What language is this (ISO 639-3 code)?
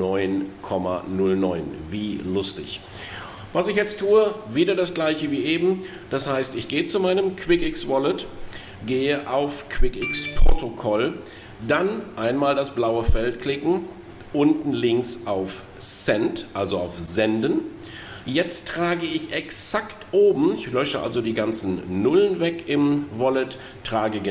deu